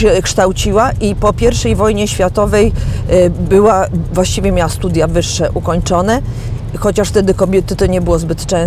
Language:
Polish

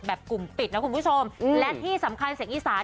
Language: Thai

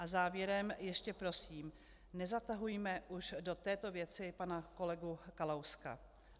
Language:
Czech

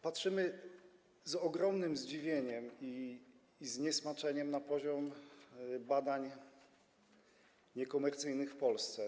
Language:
Polish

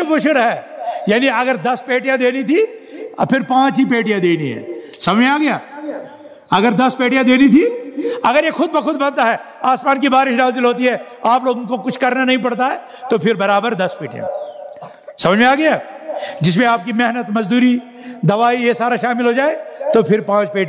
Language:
Arabic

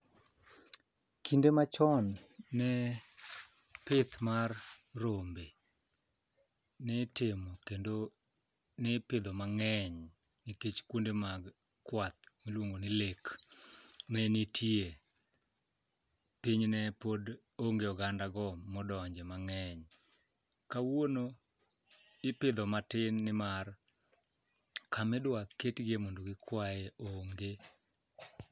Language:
Luo (Kenya and Tanzania)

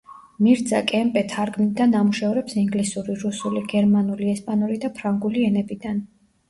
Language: Georgian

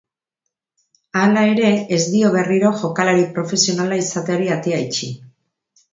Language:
Basque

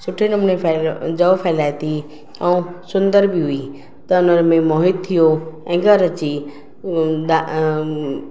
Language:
Sindhi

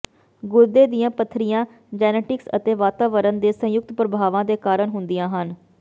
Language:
Punjabi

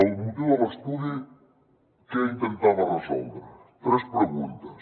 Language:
Catalan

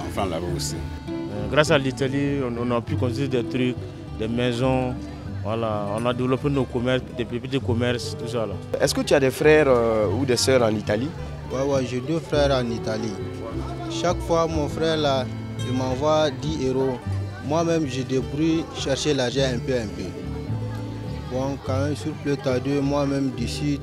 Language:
French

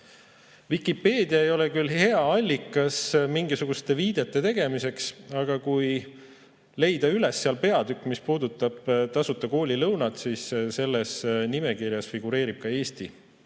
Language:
Estonian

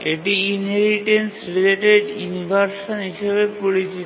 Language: Bangla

